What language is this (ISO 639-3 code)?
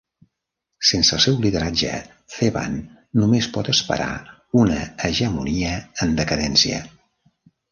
cat